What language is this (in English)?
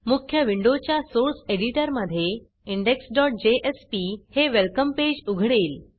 Marathi